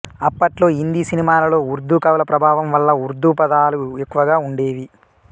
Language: Telugu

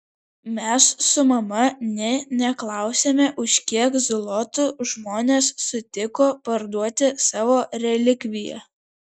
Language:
Lithuanian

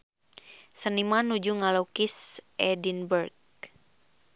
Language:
Sundanese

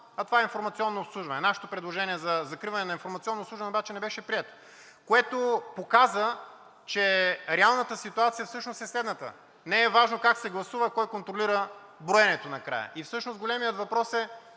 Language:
Bulgarian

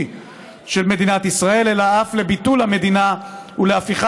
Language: Hebrew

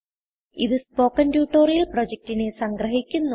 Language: Malayalam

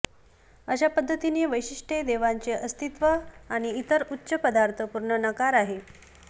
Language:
Marathi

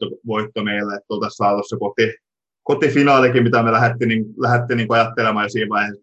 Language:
Finnish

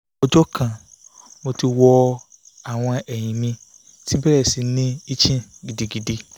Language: Yoruba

